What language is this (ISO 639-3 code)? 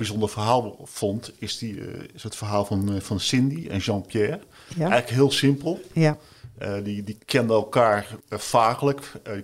nld